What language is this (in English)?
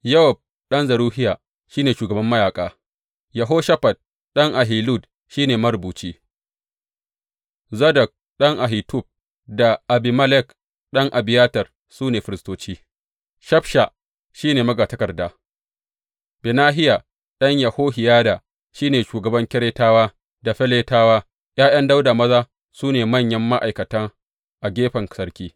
Hausa